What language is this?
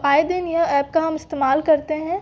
Hindi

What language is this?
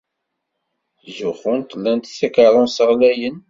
Kabyle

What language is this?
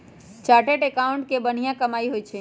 Magahi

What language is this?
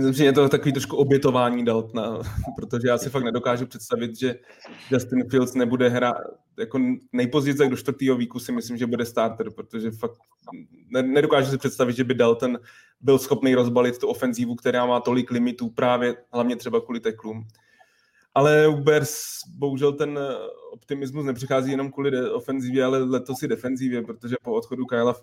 Czech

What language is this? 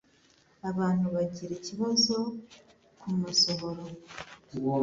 Kinyarwanda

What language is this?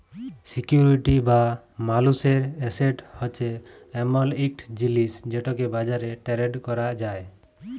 Bangla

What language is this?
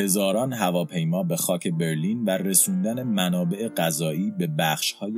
Persian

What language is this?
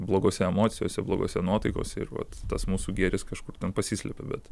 Lithuanian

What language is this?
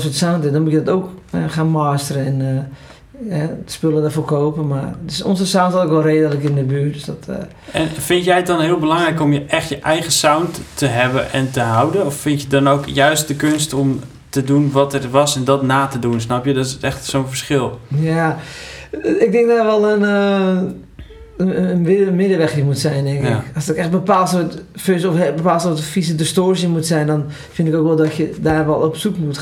Dutch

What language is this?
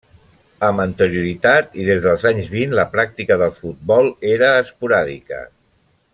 Catalan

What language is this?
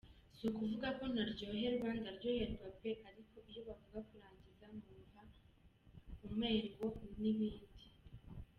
Kinyarwanda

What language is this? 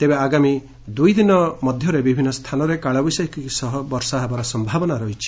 Odia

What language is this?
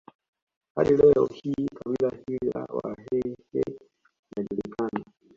Swahili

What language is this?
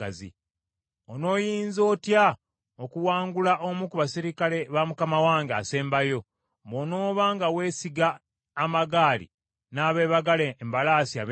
Ganda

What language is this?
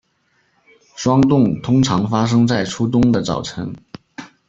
Chinese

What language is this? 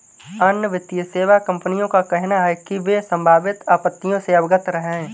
Hindi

